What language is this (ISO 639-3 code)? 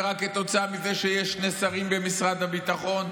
heb